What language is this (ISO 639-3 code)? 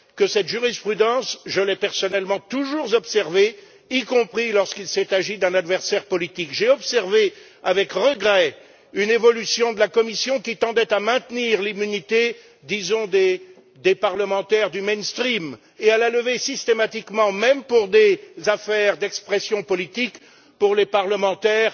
fra